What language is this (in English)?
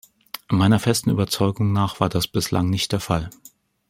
German